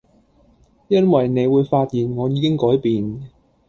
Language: Cantonese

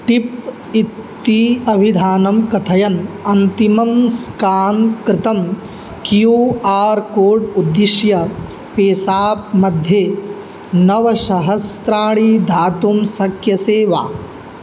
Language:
Sanskrit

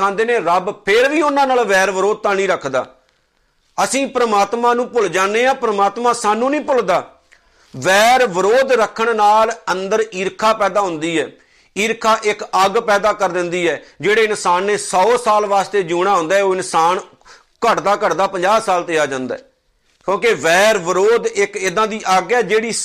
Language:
Punjabi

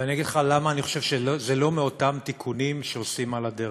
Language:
Hebrew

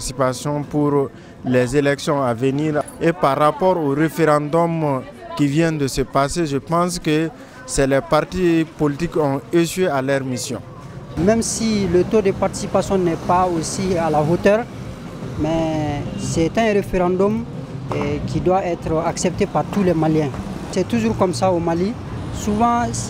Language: French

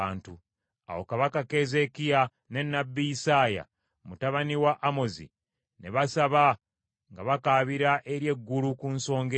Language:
Ganda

